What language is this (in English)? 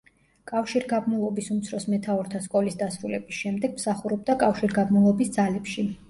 Georgian